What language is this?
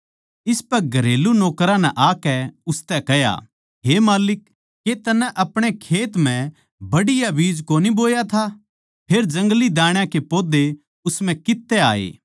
Haryanvi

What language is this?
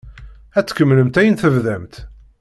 Kabyle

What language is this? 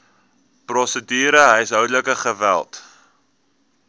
Afrikaans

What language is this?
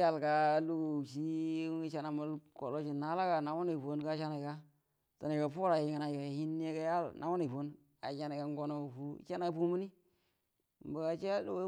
Buduma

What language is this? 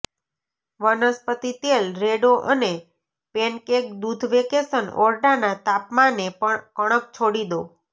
Gujarati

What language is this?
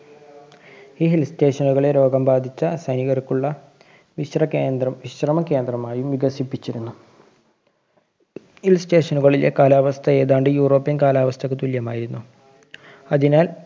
Malayalam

